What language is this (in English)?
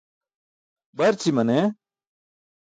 Burushaski